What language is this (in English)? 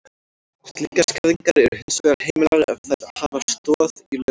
Icelandic